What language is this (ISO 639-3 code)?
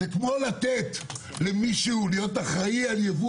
heb